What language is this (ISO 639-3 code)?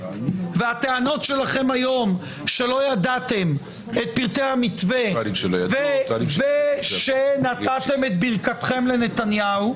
heb